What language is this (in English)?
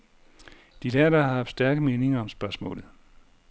Danish